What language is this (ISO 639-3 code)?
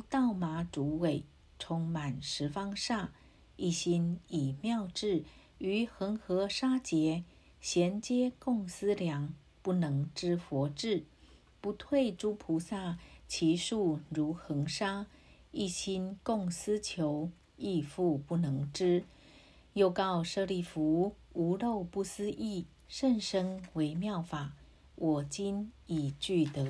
zho